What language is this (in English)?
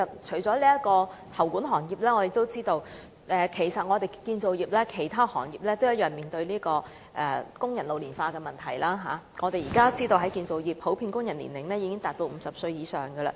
Cantonese